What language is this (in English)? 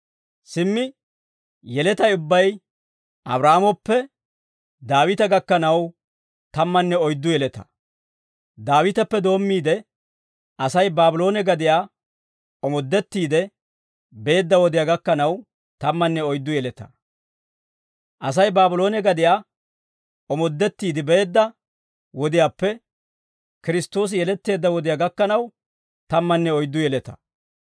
Dawro